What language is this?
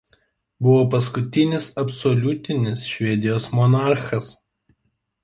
Lithuanian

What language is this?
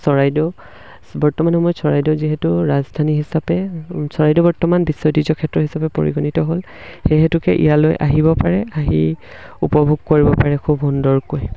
Assamese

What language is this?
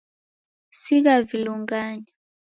Taita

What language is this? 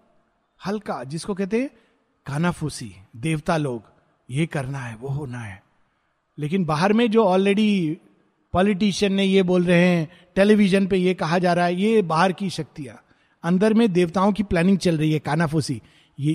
Hindi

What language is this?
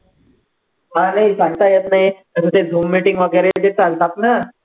Marathi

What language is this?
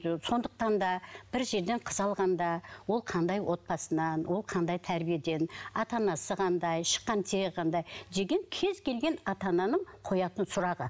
Kazakh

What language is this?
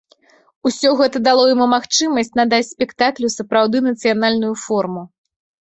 Belarusian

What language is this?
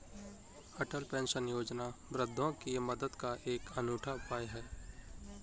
Hindi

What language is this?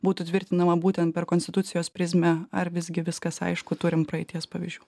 Lithuanian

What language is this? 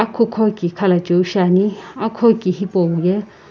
Sumi Naga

